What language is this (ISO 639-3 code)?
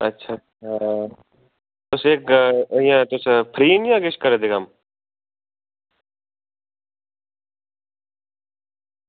doi